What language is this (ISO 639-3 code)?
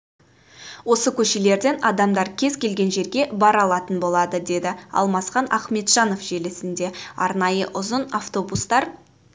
kaz